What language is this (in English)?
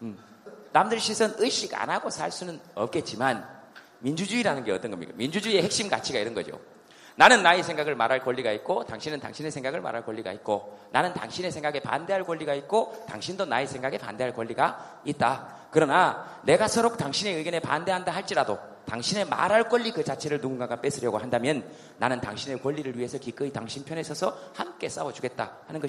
Korean